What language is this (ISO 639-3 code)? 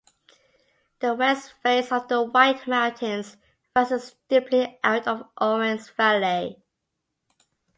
eng